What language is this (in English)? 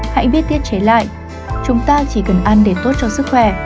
Vietnamese